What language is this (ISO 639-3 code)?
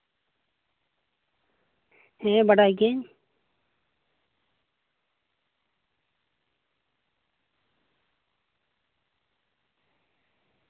sat